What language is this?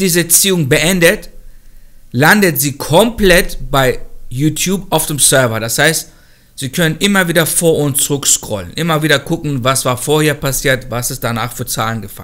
German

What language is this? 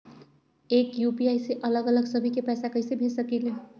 Magahi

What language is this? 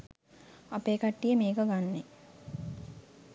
Sinhala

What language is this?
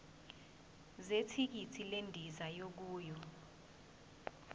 Zulu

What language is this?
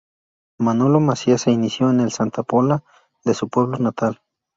Spanish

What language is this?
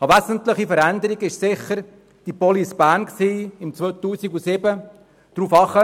Swiss German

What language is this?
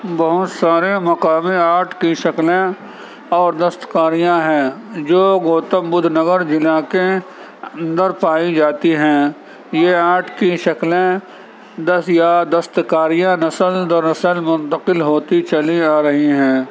Urdu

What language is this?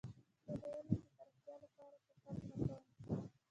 Pashto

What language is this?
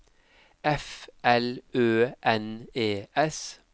Norwegian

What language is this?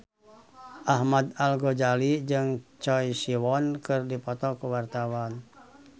Sundanese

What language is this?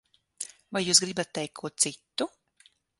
Latvian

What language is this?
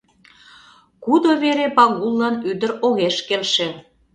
Mari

